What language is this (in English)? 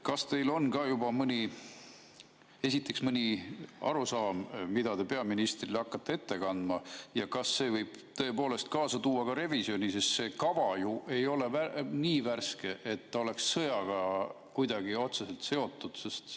Estonian